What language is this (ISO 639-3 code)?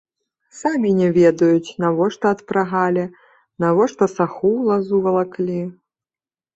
bel